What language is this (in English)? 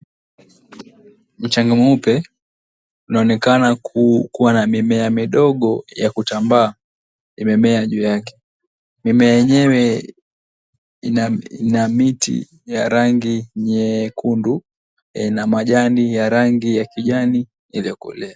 Swahili